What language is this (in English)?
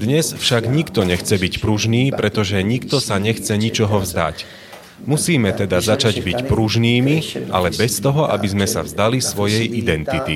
Slovak